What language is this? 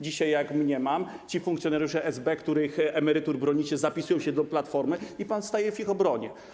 Polish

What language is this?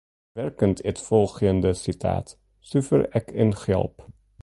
Western Frisian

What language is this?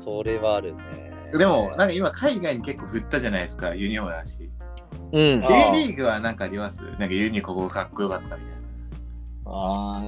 Japanese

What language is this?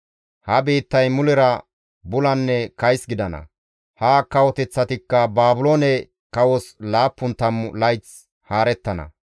Gamo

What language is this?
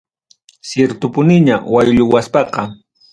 Ayacucho Quechua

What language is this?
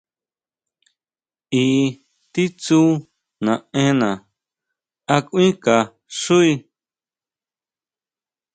Huautla Mazatec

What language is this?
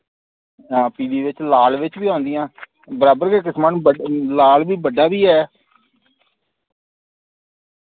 Dogri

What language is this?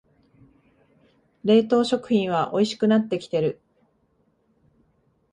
Japanese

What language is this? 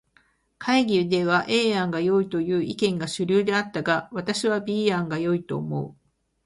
Japanese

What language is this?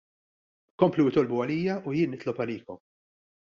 Maltese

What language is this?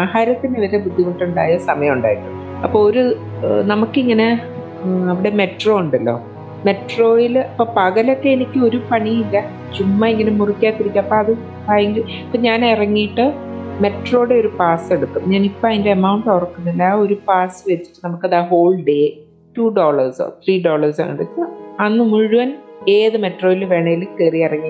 Malayalam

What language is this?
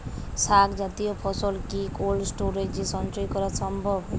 Bangla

